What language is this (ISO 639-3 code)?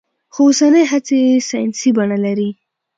pus